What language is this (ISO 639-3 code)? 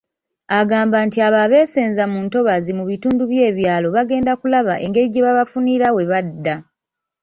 lug